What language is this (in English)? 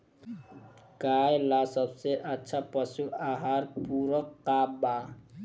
Bhojpuri